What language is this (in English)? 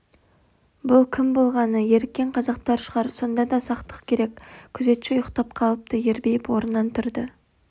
Kazakh